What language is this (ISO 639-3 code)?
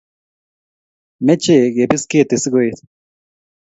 kln